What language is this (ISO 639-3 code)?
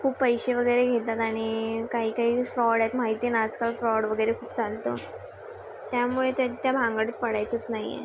mar